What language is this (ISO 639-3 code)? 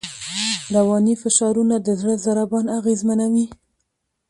pus